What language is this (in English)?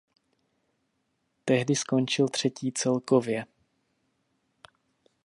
Czech